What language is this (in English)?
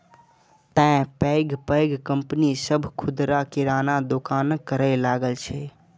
Maithili